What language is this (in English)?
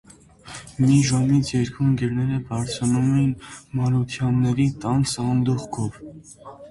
Armenian